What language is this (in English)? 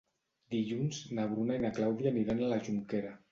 Catalan